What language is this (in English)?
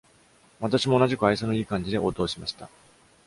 Japanese